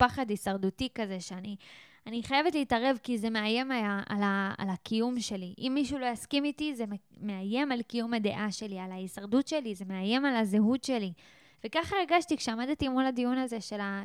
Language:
Hebrew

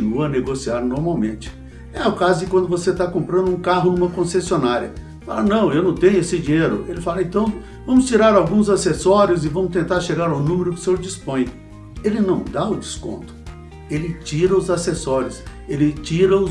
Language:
Portuguese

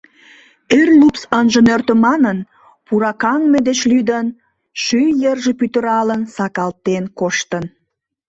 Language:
Mari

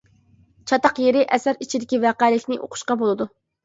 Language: Uyghur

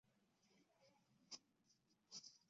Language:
Chinese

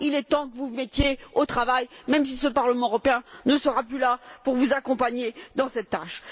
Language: French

